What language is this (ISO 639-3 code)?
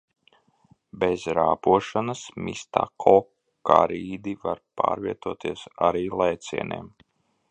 lav